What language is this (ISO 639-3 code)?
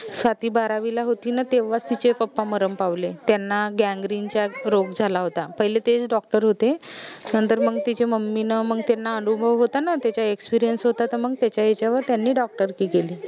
mar